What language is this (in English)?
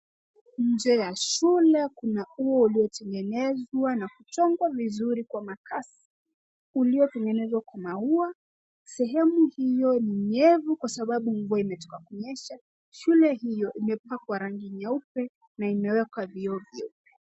Swahili